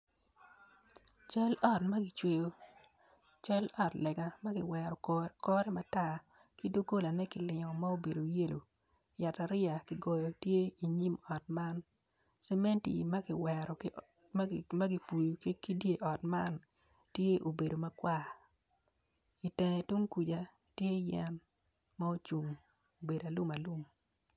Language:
Acoli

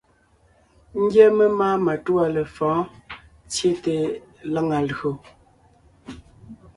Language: Ngiemboon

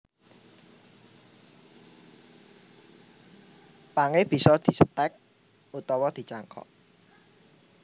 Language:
Javanese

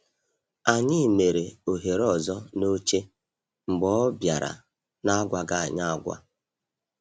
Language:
Igbo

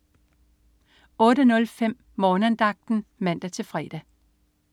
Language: Danish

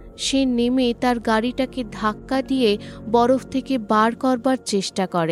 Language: Bangla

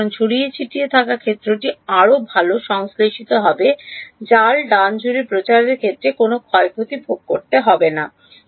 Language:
Bangla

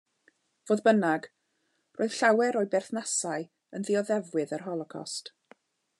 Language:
Welsh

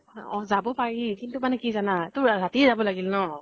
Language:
Assamese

